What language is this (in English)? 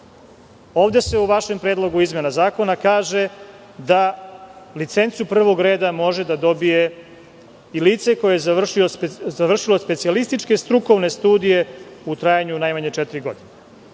Serbian